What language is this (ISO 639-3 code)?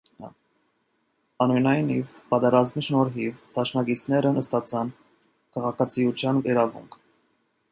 hye